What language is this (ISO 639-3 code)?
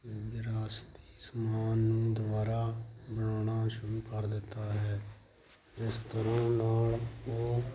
pan